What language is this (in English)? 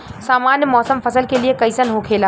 Bhojpuri